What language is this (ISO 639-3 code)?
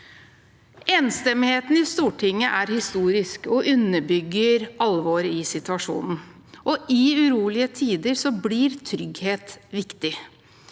nor